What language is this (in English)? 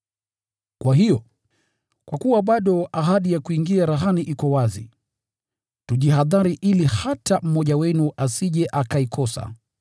Swahili